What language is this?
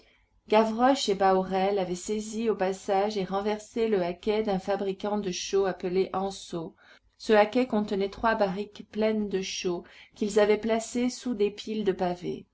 French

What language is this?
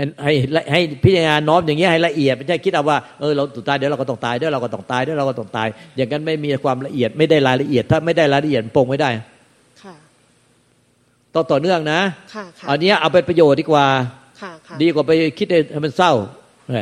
Thai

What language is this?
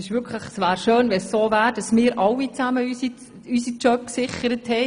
Swiss German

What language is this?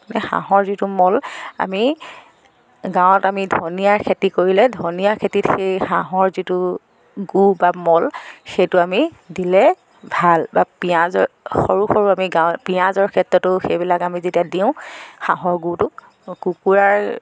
Assamese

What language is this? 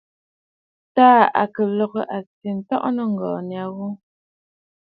Bafut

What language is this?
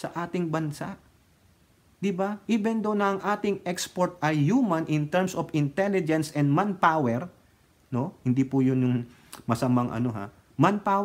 Filipino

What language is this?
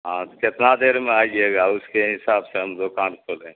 Urdu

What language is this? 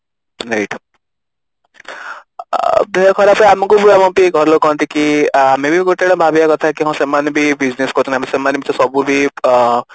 Odia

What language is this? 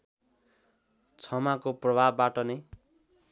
Nepali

